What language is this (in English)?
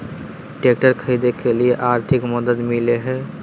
Magahi